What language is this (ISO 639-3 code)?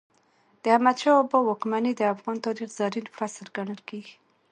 pus